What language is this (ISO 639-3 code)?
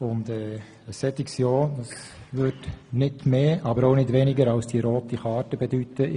gsw